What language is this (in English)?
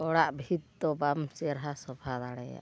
Santali